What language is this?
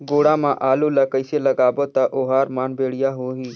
Chhattisgarhi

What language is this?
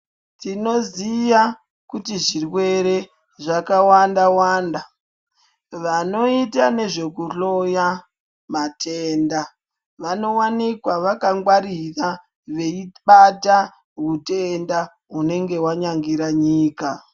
Ndau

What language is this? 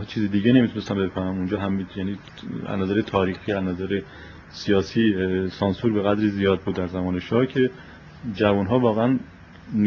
Persian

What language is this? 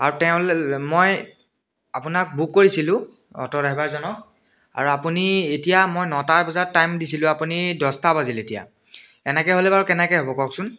Assamese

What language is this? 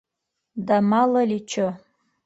Bashkir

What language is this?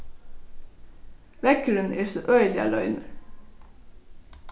Faroese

